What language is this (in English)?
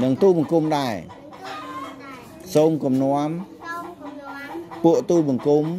Vietnamese